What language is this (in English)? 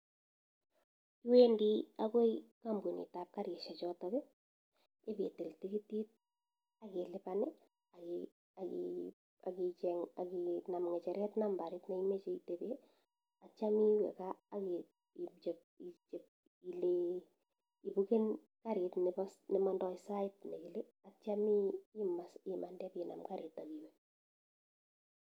Kalenjin